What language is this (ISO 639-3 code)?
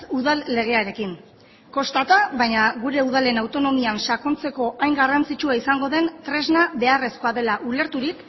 eus